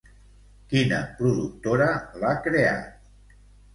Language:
Catalan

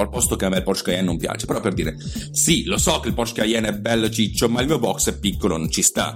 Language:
Italian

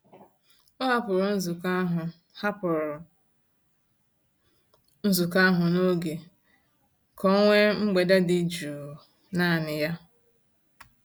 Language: Igbo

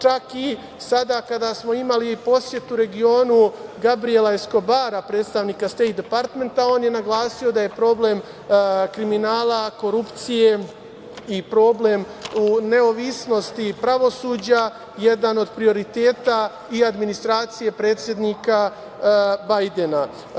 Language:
Serbian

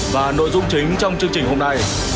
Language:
Vietnamese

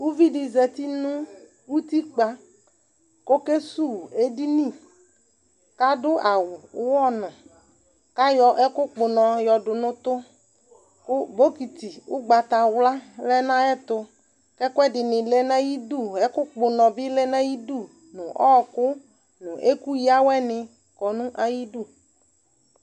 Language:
Ikposo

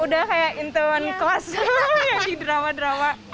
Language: Indonesian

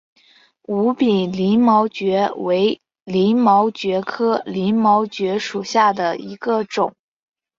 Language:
Chinese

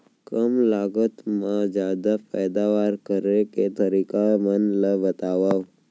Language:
Chhattisgarhi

